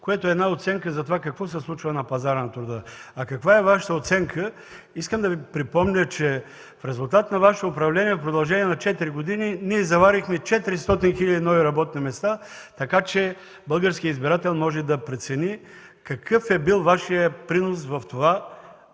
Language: Bulgarian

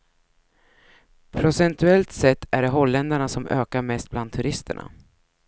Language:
Swedish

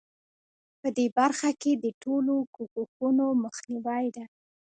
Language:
Pashto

